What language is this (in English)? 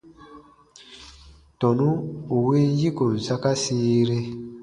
Baatonum